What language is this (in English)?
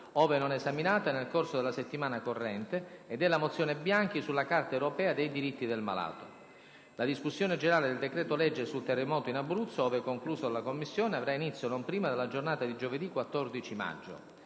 Italian